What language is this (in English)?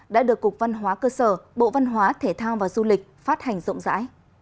Vietnamese